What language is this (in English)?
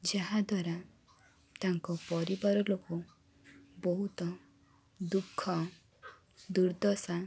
Odia